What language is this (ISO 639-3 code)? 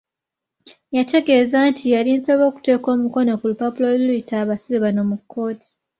lug